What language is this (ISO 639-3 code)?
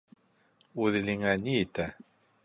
bak